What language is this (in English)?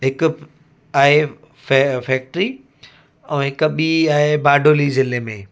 Sindhi